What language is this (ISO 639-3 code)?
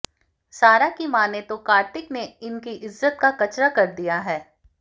hin